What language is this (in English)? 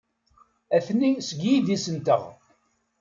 Kabyle